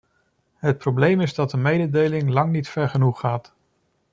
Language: Dutch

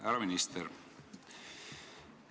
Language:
Estonian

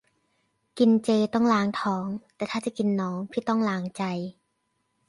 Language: Thai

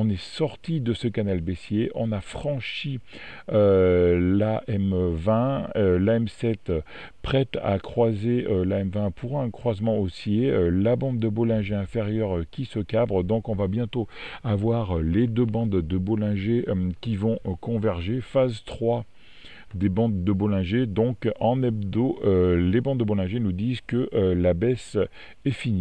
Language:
French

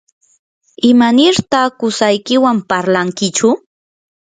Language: Yanahuanca Pasco Quechua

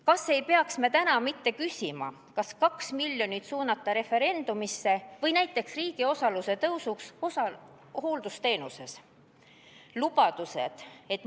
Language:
Estonian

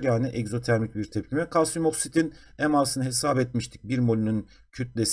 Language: Turkish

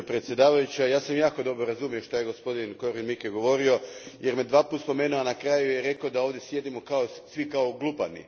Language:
Croatian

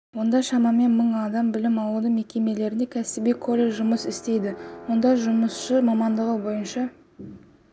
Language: Kazakh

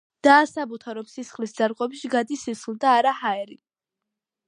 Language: Georgian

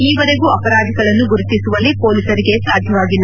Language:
Kannada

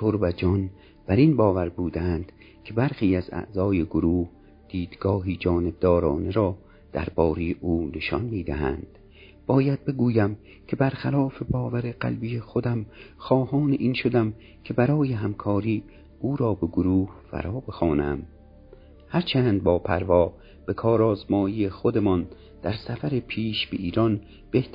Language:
Persian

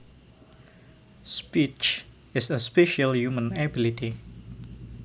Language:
Javanese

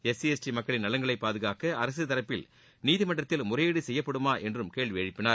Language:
Tamil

